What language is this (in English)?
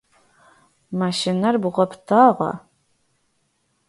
Adyghe